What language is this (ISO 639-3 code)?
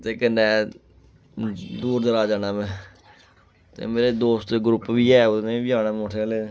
doi